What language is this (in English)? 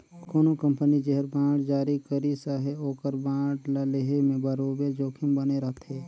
Chhattisgarhi